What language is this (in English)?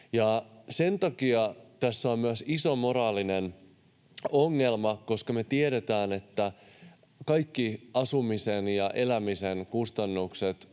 Finnish